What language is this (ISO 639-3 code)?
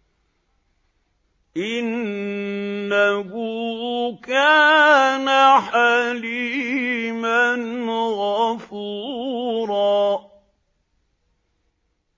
ara